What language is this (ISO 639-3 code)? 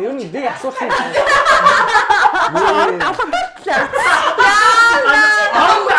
kor